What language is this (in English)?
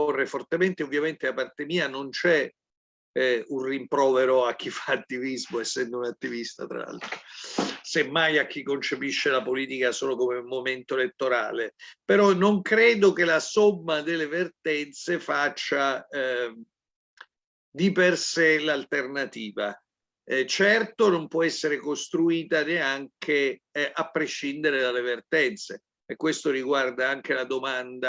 Italian